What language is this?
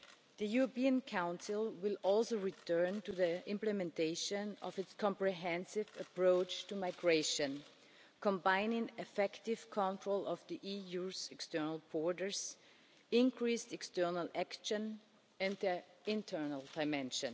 English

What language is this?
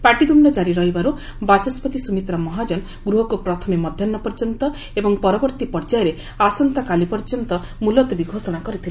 Odia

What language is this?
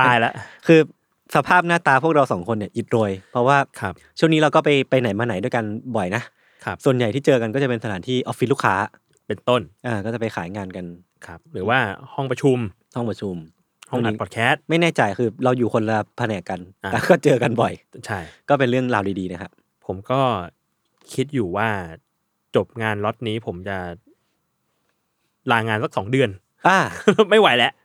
Thai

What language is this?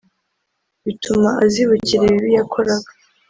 Kinyarwanda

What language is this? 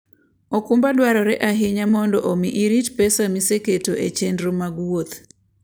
Luo (Kenya and Tanzania)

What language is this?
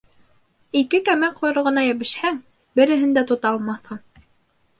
Bashkir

